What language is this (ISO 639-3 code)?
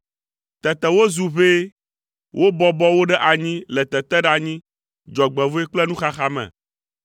ewe